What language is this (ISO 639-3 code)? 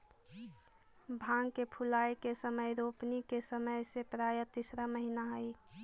mag